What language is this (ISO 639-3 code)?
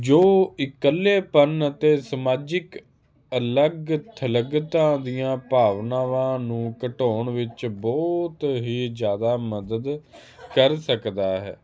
pan